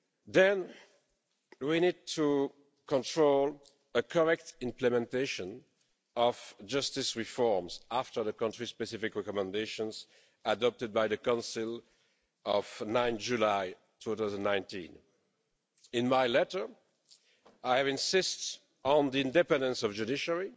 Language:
English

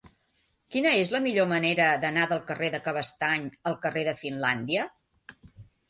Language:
Catalan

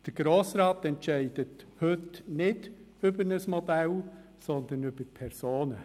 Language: Swiss German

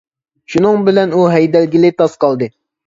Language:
Uyghur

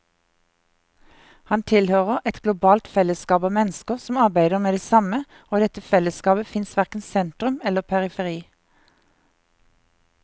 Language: Norwegian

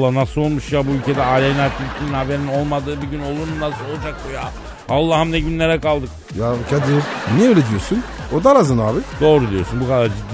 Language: Turkish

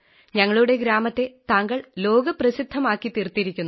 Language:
Malayalam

